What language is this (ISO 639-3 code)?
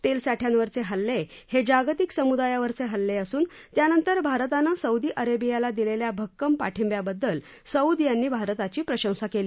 mar